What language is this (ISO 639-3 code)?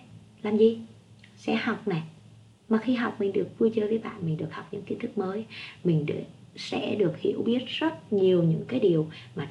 vie